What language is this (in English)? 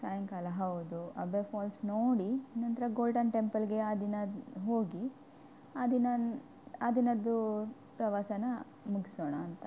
Kannada